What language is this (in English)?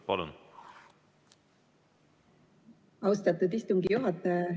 Estonian